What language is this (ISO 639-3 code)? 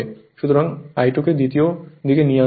ben